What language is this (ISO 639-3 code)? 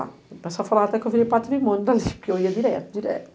por